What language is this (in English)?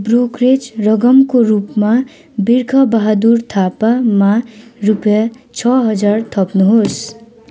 Nepali